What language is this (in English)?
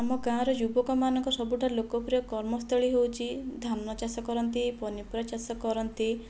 Odia